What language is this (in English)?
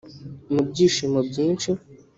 Kinyarwanda